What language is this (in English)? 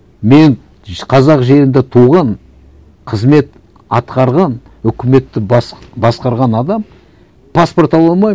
Kazakh